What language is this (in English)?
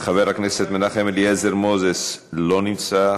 Hebrew